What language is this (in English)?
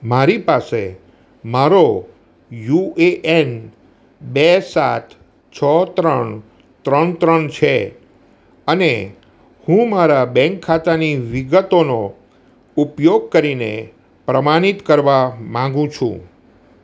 Gujarati